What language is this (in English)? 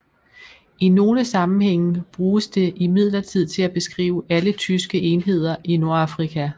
Danish